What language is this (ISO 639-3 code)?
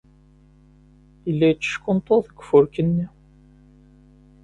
kab